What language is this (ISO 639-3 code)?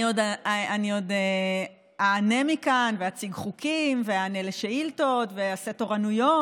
heb